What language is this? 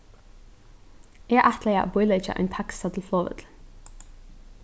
Faroese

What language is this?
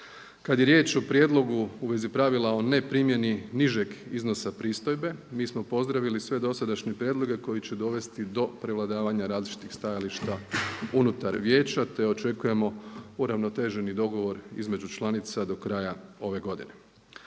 Croatian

